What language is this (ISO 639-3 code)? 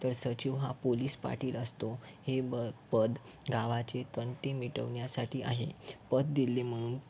mar